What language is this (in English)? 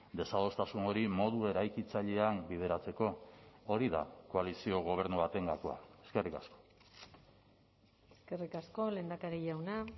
Basque